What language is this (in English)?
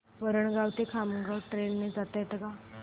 Marathi